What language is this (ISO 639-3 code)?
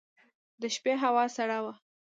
pus